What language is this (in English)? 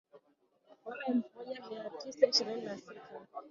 Swahili